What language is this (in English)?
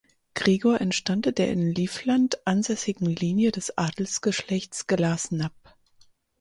German